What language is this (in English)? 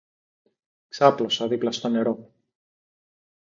Greek